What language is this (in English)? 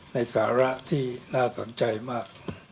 Thai